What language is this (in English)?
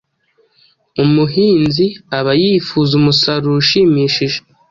Kinyarwanda